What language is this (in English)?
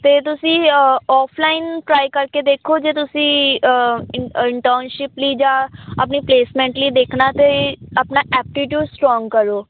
Punjabi